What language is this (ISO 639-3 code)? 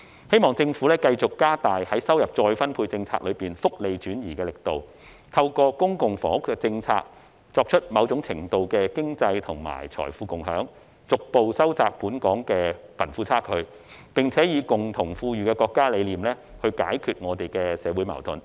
yue